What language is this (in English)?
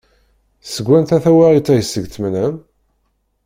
Kabyle